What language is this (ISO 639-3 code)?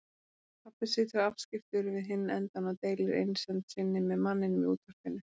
isl